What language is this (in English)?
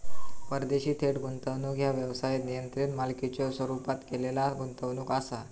Marathi